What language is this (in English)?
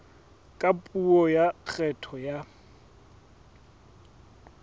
Southern Sotho